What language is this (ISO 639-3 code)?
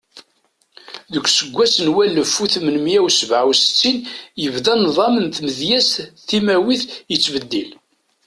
kab